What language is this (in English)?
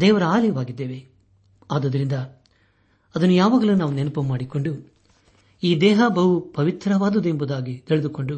Kannada